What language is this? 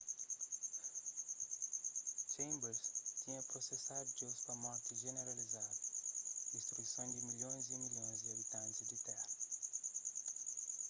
Kabuverdianu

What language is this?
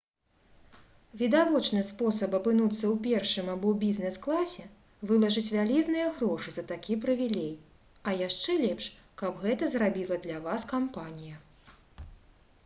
Belarusian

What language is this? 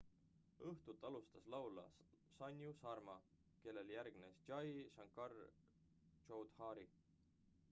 Estonian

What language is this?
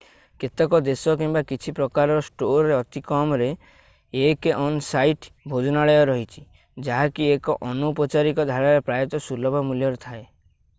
Odia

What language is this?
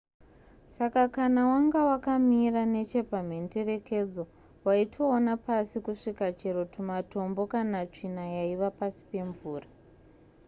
Shona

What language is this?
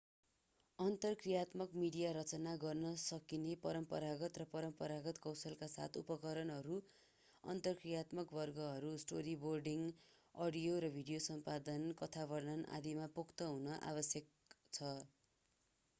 Nepali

